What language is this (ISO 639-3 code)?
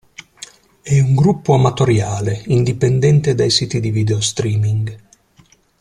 ita